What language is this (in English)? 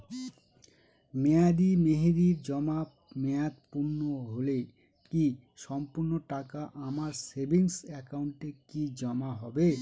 Bangla